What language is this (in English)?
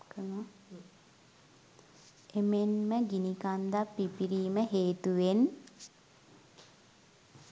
Sinhala